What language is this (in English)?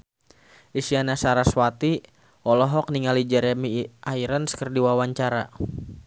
Sundanese